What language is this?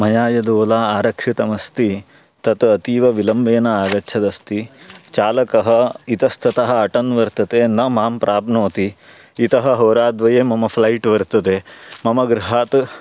Sanskrit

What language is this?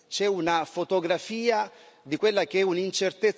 Italian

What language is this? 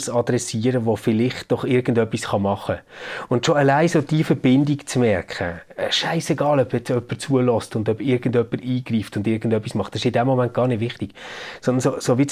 German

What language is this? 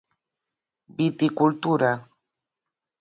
Galician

